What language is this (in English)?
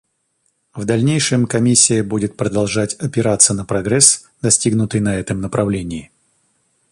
Russian